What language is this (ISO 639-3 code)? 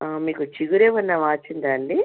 tel